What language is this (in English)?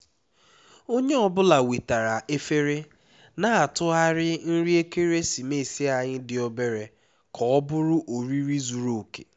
Igbo